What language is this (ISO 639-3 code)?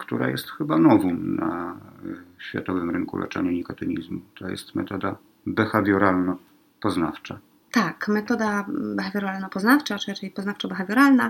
pol